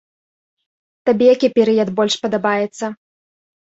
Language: Belarusian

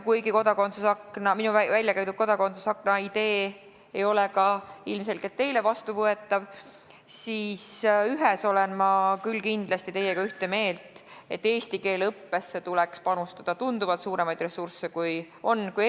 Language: Estonian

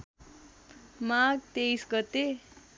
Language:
Nepali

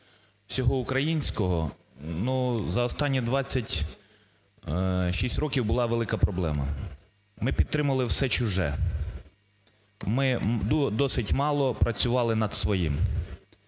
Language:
Ukrainian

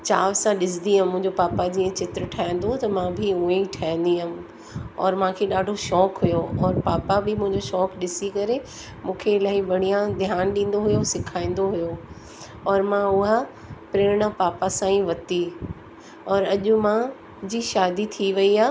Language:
Sindhi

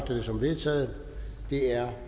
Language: Danish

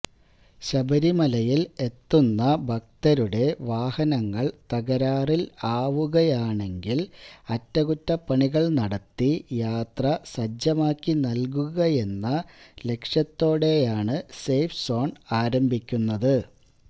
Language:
Malayalam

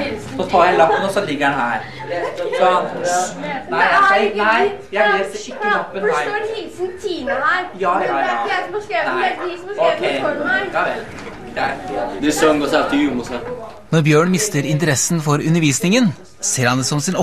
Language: Norwegian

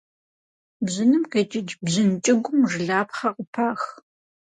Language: Kabardian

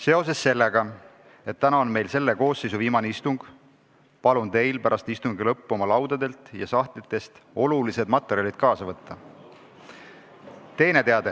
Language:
Estonian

